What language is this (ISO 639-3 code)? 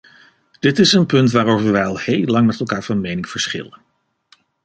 nld